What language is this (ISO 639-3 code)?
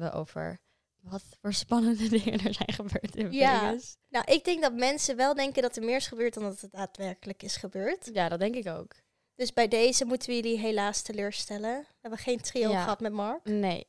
nld